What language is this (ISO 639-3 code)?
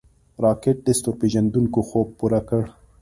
pus